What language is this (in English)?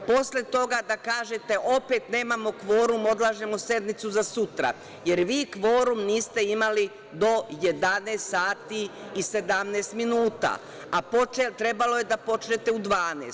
Serbian